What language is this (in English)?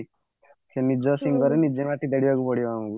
Odia